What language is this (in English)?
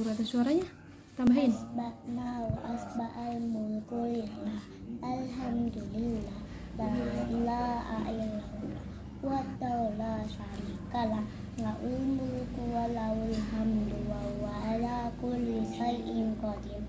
Indonesian